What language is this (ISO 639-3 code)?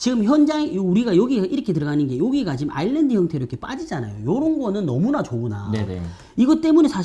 kor